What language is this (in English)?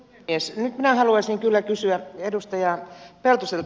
Finnish